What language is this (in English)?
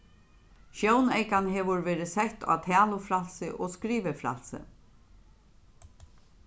Faroese